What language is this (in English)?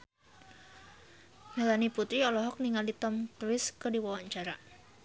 Sundanese